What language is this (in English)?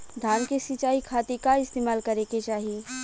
Bhojpuri